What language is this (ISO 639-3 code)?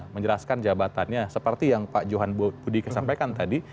ind